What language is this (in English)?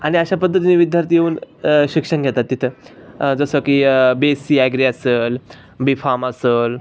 Marathi